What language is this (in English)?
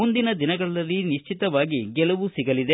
Kannada